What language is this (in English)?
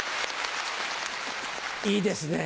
Japanese